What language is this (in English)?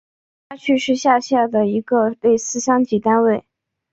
Chinese